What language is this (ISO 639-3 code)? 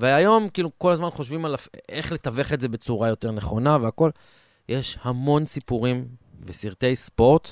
heb